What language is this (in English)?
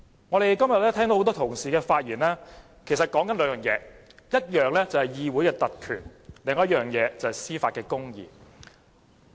Cantonese